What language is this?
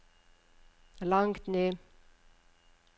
Norwegian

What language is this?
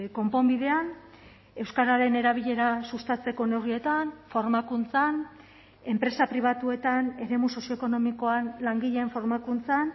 Basque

